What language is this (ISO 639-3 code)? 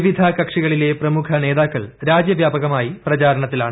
mal